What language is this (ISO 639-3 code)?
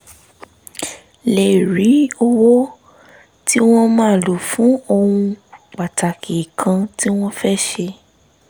yor